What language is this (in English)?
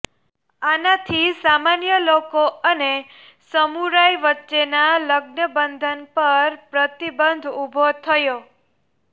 Gujarati